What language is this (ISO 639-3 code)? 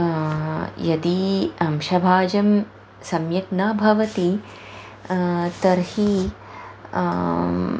san